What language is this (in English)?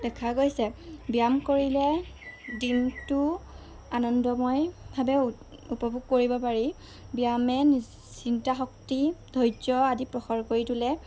Assamese